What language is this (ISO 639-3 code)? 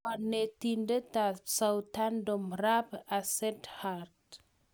kln